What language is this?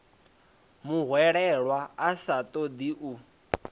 Venda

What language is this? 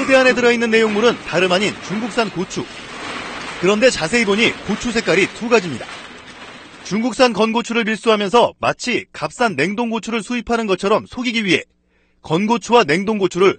Korean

